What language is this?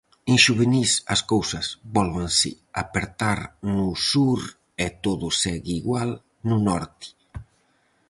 Galician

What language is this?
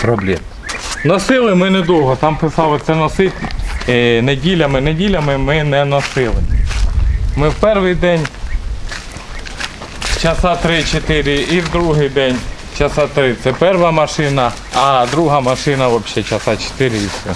Russian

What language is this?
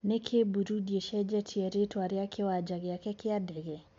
Kikuyu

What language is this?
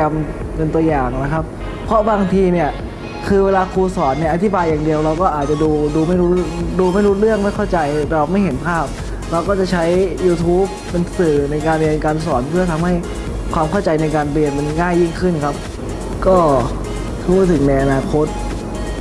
Thai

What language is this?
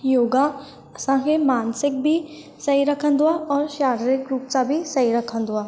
Sindhi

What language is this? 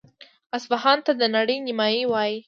Pashto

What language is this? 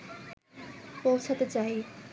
Bangla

